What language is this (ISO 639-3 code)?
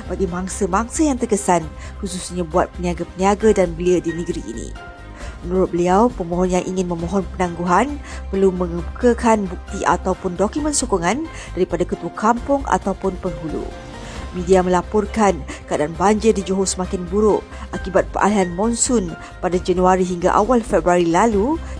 msa